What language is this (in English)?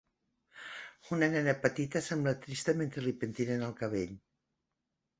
Catalan